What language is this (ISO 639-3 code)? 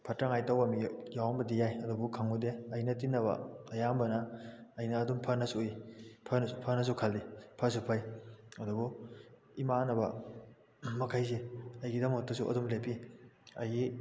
mni